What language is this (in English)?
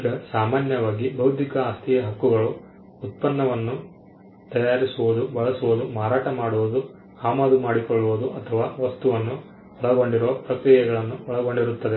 Kannada